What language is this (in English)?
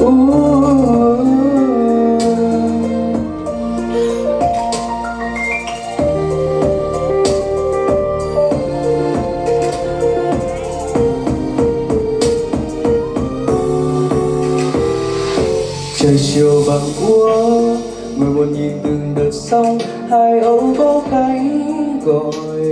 Vietnamese